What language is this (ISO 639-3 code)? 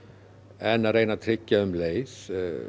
isl